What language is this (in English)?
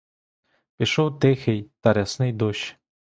Ukrainian